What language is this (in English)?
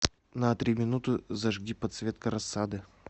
Russian